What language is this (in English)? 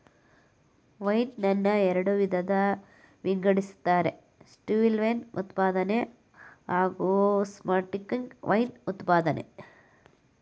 Kannada